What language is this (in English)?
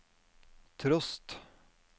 Norwegian